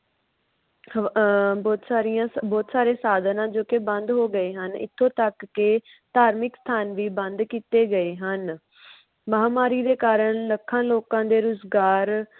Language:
Punjabi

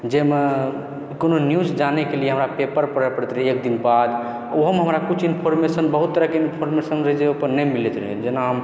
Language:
Maithili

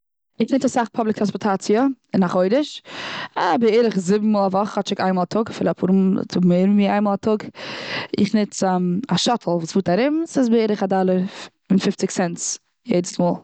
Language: Yiddish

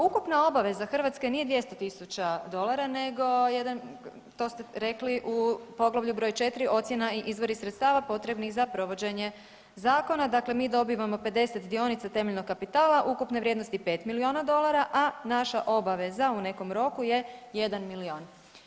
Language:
Croatian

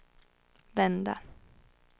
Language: Swedish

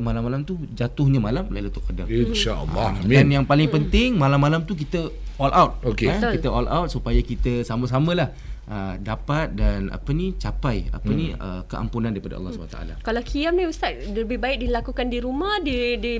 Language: Malay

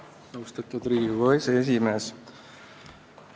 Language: Estonian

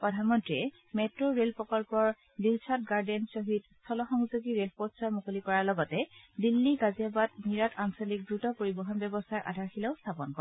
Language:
Assamese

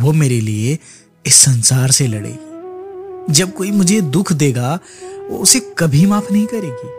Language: Hindi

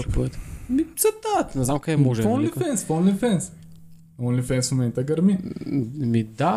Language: Bulgarian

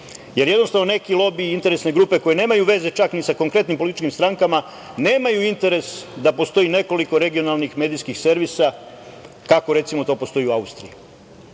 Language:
Serbian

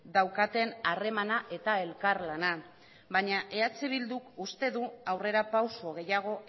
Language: Basque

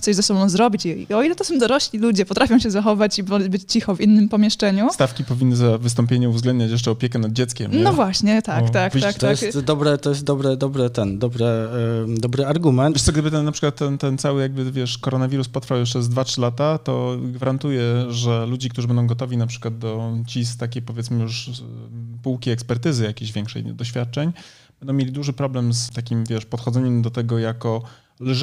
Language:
Polish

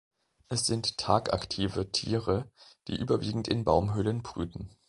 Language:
German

